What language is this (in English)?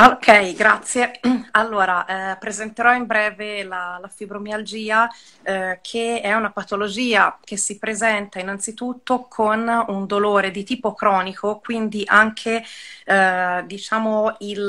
Italian